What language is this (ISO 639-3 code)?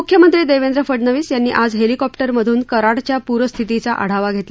mar